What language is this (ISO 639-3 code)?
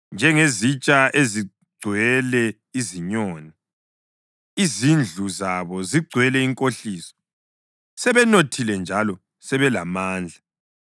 nde